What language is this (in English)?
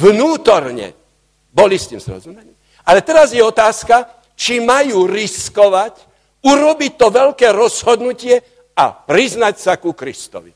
Slovak